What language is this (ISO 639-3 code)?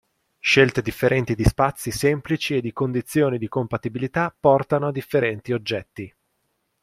ita